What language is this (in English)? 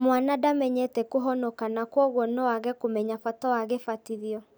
Kikuyu